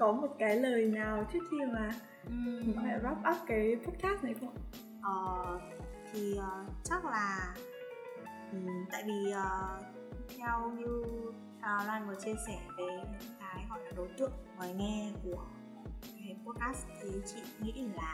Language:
Vietnamese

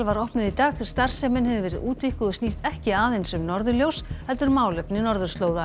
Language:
Icelandic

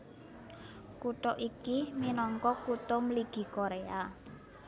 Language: Javanese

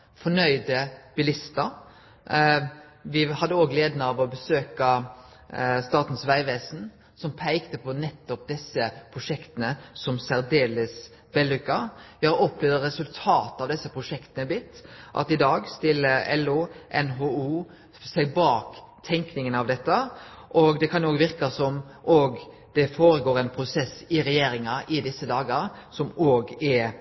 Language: Norwegian Nynorsk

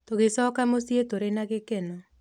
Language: Kikuyu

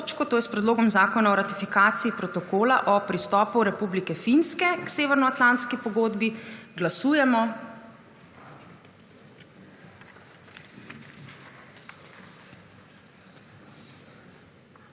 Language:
Slovenian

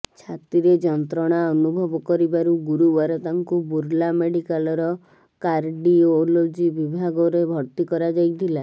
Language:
Odia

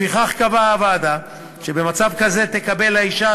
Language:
Hebrew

